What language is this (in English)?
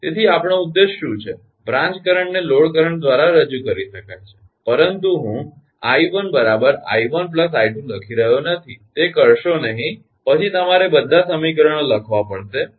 Gujarati